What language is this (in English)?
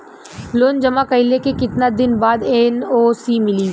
Bhojpuri